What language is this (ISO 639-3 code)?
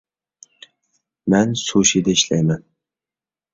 uig